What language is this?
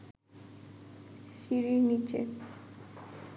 Bangla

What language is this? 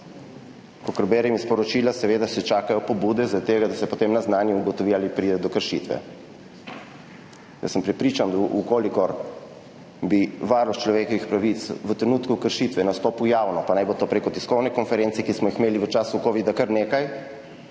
Slovenian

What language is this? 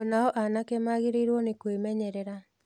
Kikuyu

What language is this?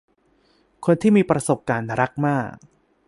Thai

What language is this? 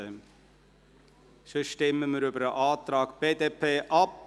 Swiss German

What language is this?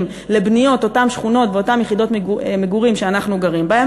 Hebrew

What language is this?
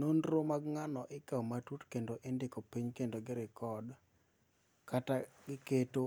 Luo (Kenya and Tanzania)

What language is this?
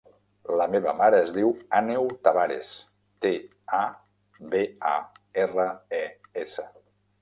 Catalan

